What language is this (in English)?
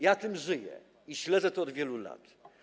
Polish